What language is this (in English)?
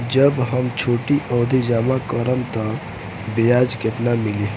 Bhojpuri